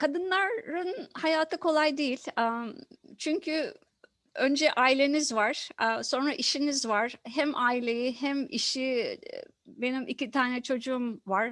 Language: Turkish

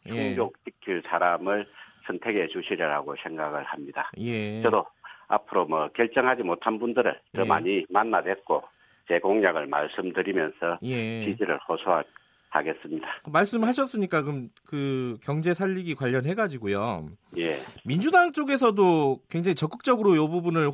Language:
Korean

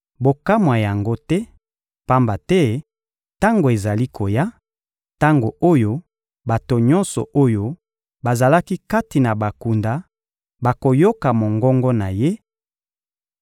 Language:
Lingala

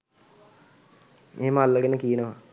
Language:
Sinhala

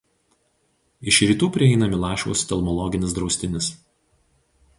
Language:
Lithuanian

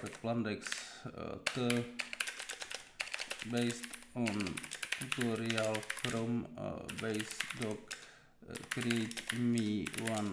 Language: Czech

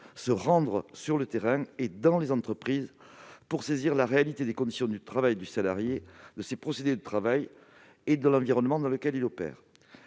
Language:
French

